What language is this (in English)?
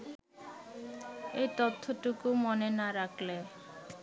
Bangla